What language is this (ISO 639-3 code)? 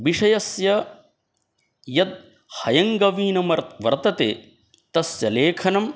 san